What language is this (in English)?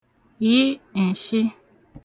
Igbo